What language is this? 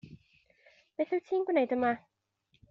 Welsh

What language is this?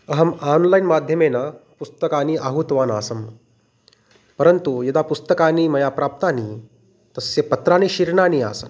Sanskrit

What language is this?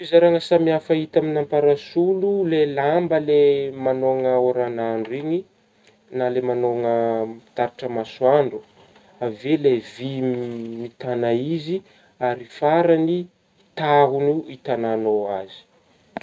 Northern Betsimisaraka Malagasy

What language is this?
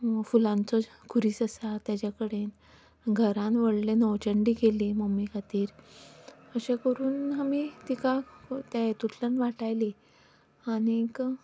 Konkani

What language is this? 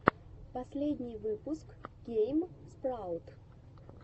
Russian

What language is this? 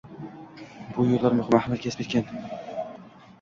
Uzbek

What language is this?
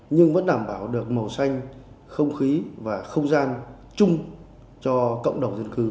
Vietnamese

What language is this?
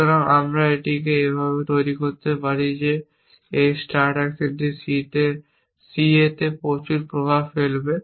Bangla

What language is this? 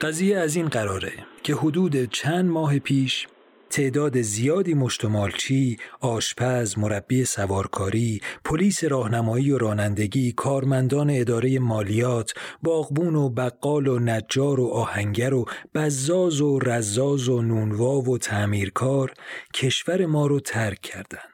Persian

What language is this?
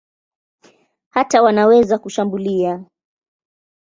Swahili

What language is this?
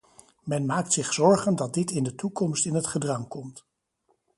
Dutch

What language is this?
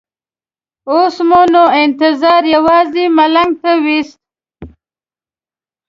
Pashto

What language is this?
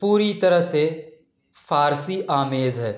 Urdu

